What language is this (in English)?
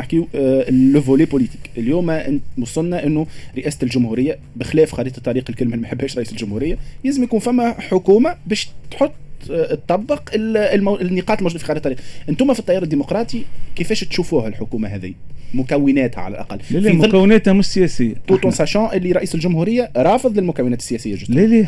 Arabic